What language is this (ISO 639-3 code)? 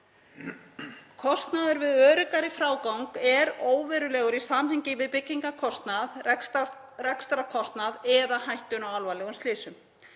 isl